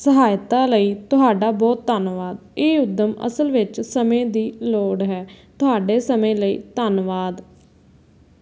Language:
Punjabi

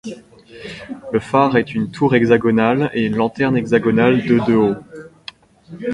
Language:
French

